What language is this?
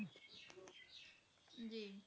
Punjabi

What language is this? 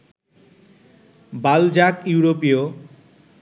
Bangla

